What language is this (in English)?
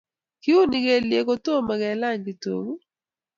Kalenjin